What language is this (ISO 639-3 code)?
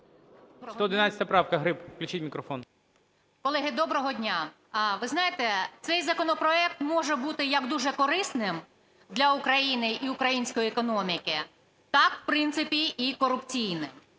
ukr